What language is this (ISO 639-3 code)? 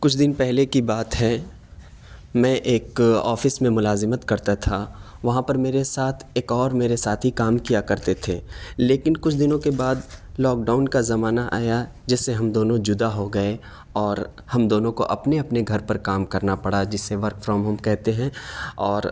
urd